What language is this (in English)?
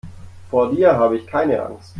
German